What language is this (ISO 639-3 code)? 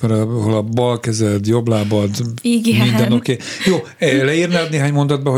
hun